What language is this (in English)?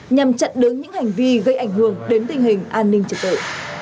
Vietnamese